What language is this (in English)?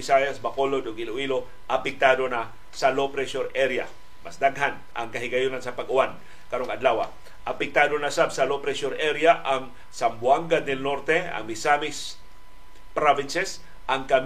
Filipino